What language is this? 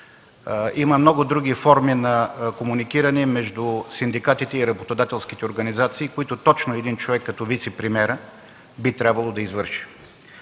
Bulgarian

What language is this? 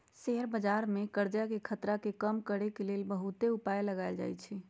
Magahi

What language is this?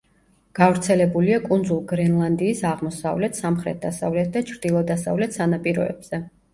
Georgian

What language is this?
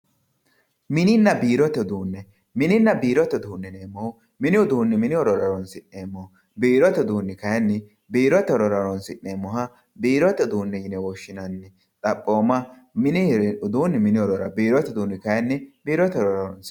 Sidamo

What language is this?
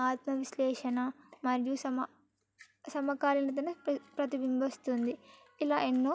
Telugu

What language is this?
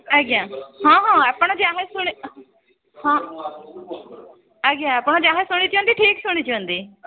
Odia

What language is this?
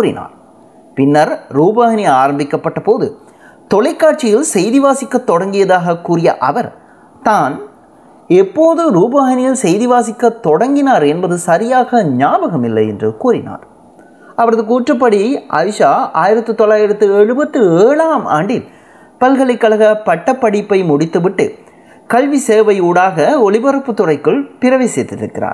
Tamil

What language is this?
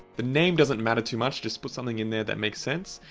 English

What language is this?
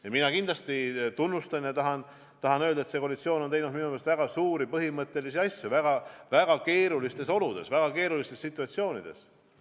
Estonian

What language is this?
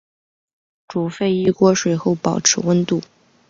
Chinese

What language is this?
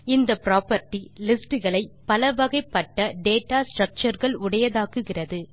Tamil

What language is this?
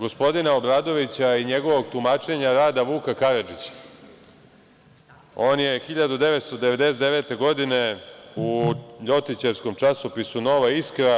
Serbian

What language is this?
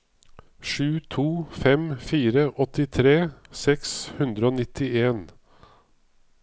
Norwegian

